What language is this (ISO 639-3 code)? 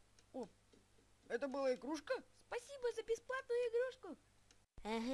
rus